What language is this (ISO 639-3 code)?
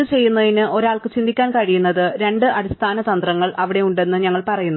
mal